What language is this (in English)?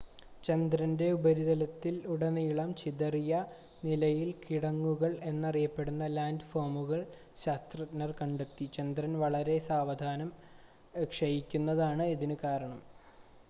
Malayalam